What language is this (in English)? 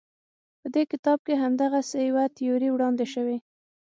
Pashto